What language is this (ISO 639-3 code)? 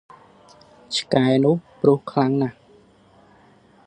khm